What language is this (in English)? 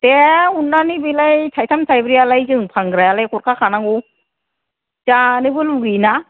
Bodo